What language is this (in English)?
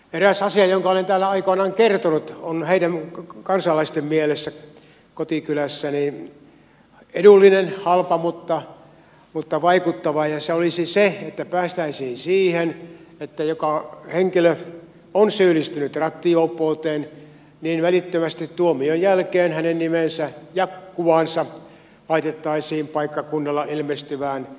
Finnish